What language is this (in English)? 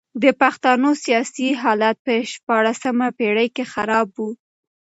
Pashto